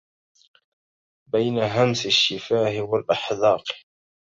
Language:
Arabic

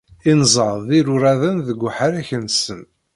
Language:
Kabyle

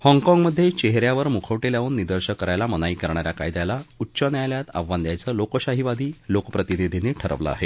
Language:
Marathi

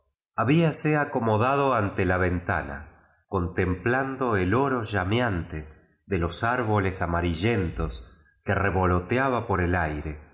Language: Spanish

